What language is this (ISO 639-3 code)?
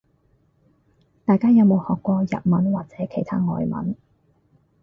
yue